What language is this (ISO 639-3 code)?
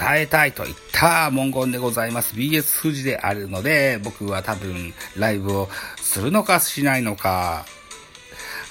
jpn